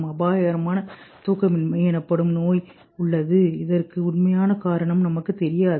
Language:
Tamil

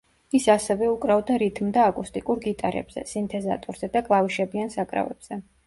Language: Georgian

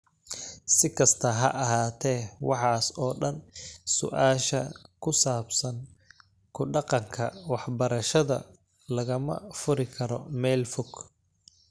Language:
Somali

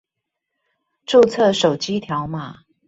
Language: Chinese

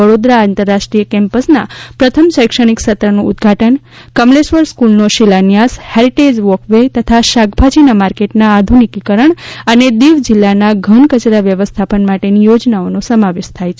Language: Gujarati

